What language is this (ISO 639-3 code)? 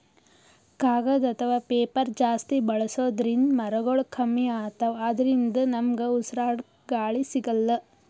kan